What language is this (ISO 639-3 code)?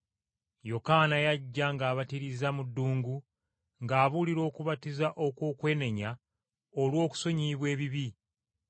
lug